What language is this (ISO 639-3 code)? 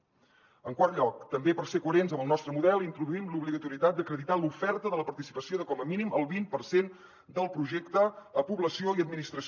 cat